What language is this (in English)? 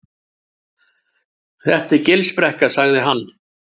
Icelandic